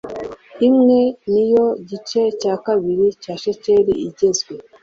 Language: Kinyarwanda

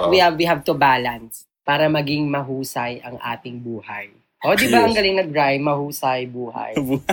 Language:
Filipino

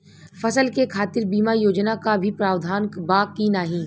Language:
Bhojpuri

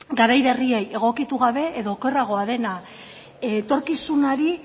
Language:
Basque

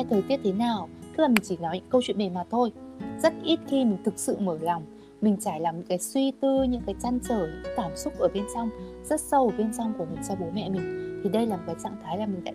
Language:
Vietnamese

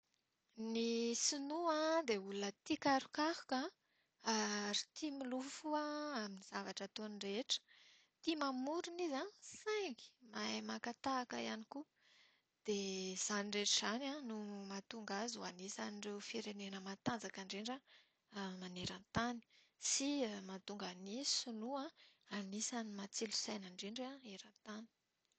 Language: Malagasy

